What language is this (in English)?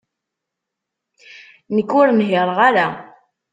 Kabyle